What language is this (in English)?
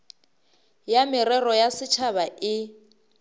Northern Sotho